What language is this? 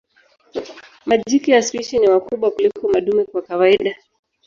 Swahili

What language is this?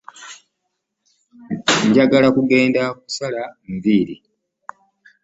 Ganda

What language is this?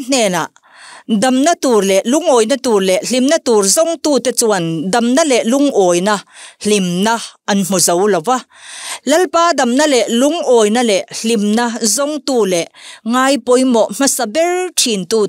Thai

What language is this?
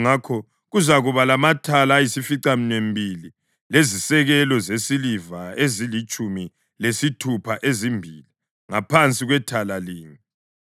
North Ndebele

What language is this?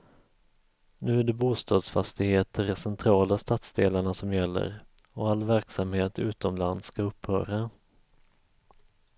Swedish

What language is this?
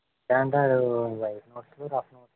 Telugu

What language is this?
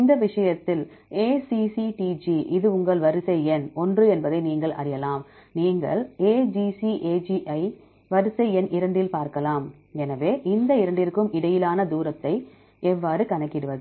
Tamil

